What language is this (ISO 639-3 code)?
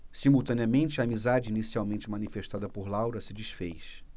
por